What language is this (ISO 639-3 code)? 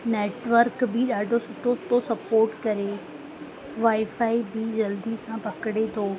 snd